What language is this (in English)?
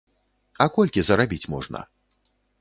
Belarusian